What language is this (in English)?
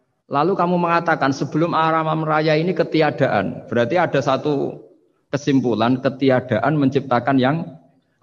Indonesian